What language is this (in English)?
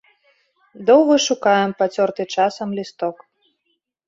Belarusian